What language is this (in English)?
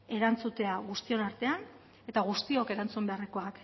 Basque